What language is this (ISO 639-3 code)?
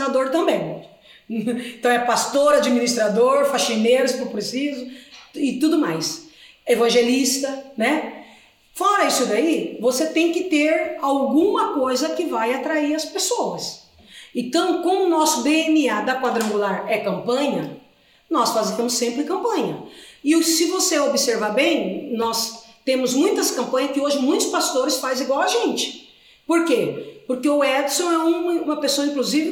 por